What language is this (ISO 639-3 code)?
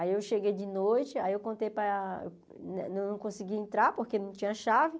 por